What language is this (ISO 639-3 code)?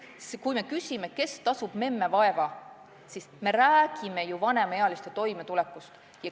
est